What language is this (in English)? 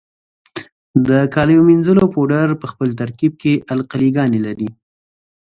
Pashto